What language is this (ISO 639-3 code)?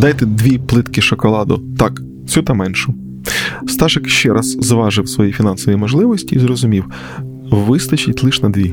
ukr